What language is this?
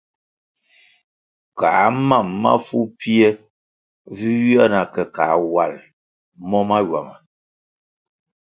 Kwasio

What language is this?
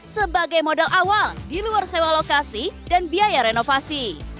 Indonesian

